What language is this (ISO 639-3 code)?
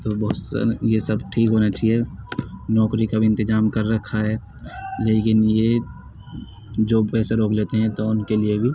urd